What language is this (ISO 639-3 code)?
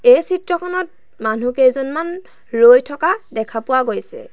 asm